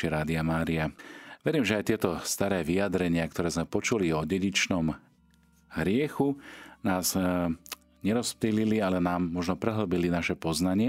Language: Slovak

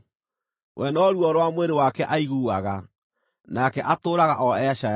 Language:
Kikuyu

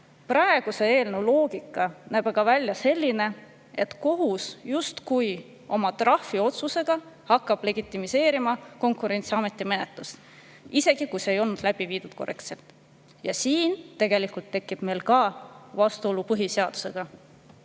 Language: Estonian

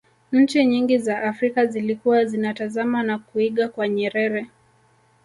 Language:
Swahili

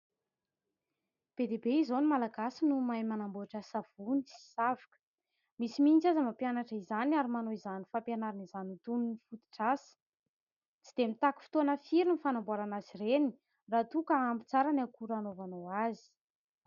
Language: Malagasy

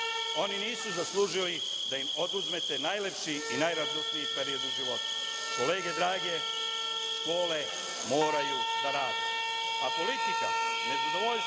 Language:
Serbian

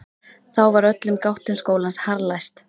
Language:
Icelandic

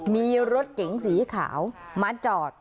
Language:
Thai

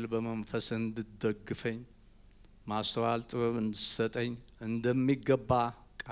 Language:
Arabic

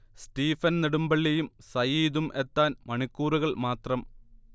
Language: Malayalam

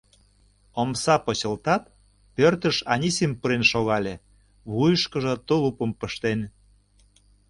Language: Mari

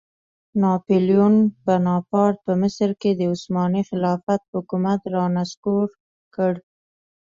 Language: Pashto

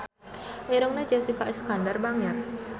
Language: Sundanese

